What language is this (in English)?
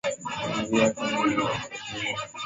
Swahili